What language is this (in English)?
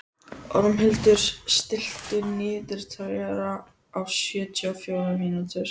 Icelandic